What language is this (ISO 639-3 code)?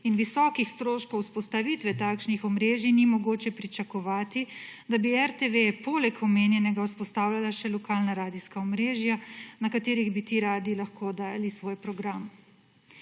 slv